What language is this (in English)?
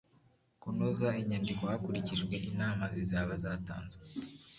Kinyarwanda